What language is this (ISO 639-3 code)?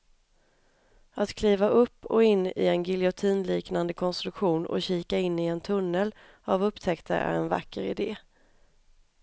swe